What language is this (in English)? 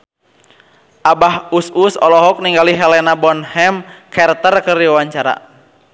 Sundanese